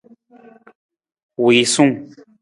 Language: Nawdm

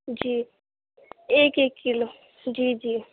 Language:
Urdu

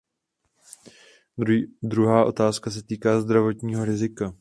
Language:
Czech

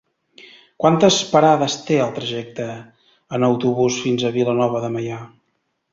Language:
Catalan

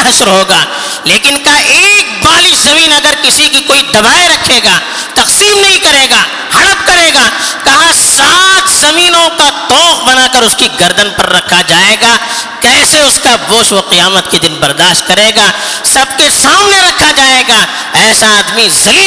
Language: Urdu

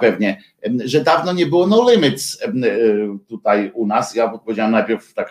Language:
Polish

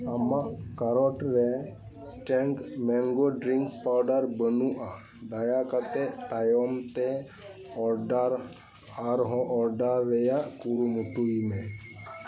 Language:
Santali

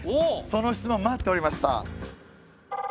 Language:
Japanese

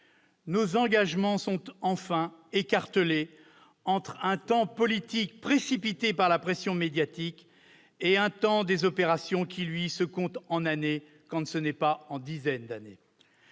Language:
French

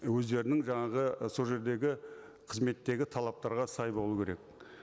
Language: Kazakh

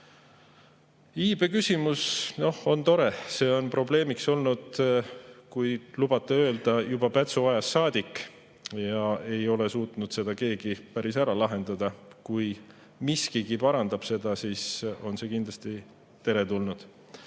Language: Estonian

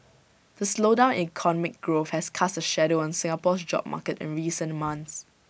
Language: English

